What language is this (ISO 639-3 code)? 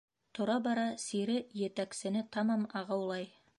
bak